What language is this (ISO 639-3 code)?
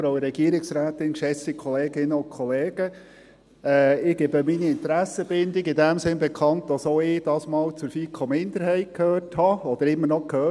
gsw